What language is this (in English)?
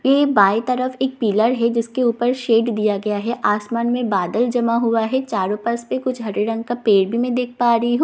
Hindi